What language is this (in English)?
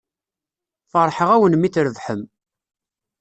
Kabyle